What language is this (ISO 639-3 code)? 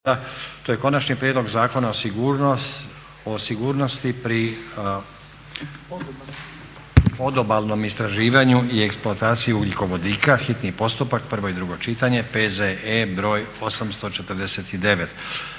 hrv